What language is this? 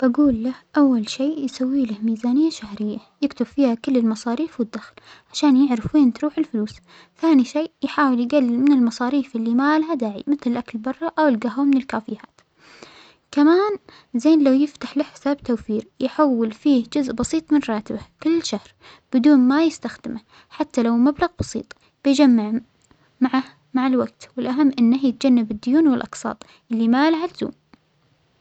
Omani Arabic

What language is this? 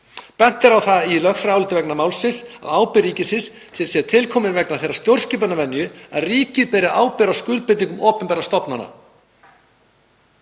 Icelandic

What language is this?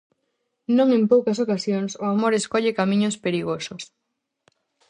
Galician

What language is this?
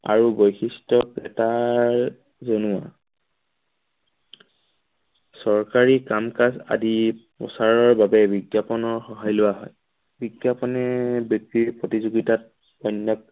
Assamese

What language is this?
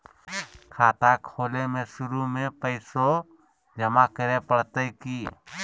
Magahi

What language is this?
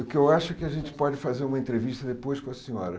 Portuguese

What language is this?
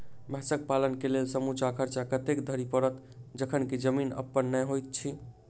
Maithili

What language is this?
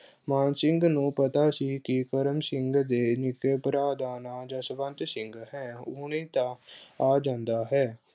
Punjabi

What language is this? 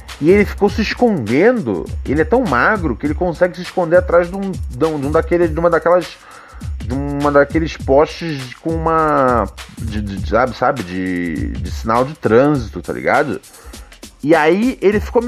Portuguese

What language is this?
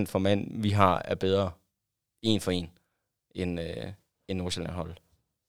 Danish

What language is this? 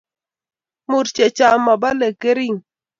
Kalenjin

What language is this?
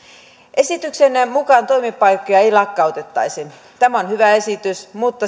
Finnish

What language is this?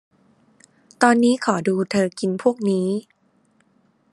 Thai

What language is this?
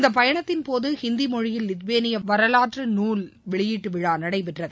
Tamil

